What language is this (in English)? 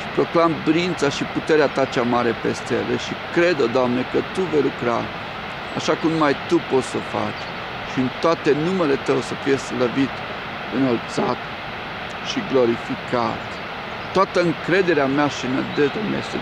Romanian